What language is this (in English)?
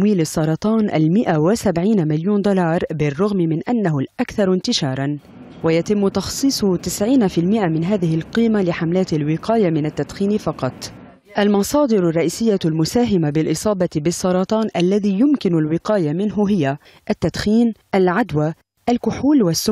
Arabic